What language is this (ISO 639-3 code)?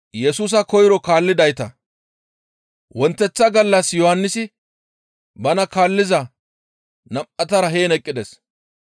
gmv